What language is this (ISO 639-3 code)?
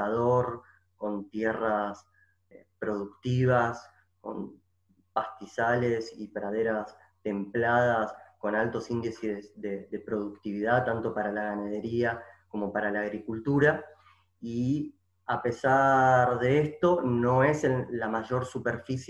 spa